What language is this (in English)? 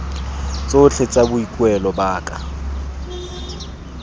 Tswana